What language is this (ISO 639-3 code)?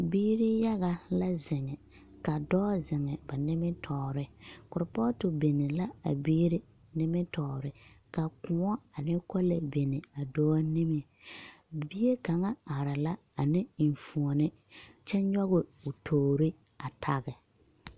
dga